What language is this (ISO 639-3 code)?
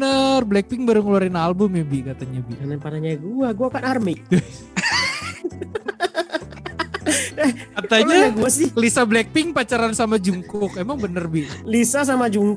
ind